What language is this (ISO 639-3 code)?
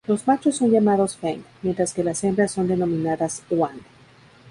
spa